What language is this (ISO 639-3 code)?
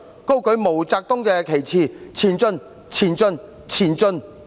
yue